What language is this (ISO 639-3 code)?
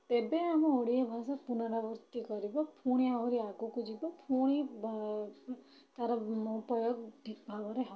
ori